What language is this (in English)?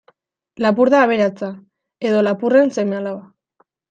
Basque